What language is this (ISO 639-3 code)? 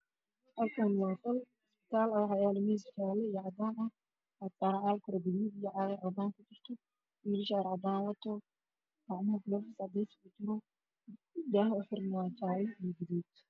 som